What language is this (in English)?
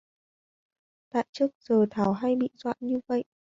Vietnamese